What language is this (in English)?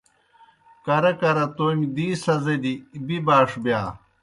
Kohistani Shina